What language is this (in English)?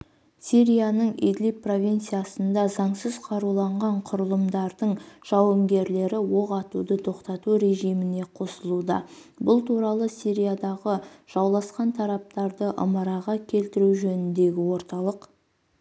Kazakh